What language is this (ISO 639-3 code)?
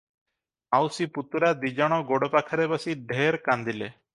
ori